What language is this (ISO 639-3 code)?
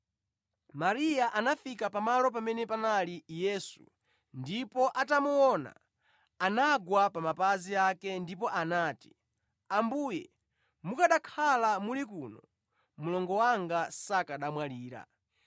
nya